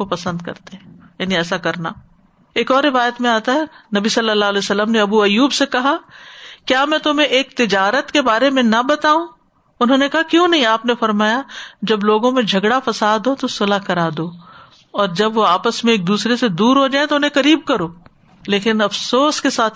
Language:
Urdu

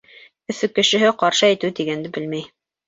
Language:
Bashkir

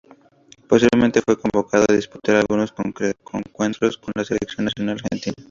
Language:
Spanish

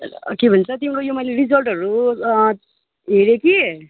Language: Nepali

